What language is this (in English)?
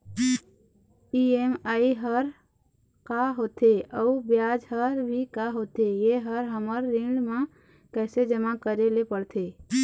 Chhattisgarhi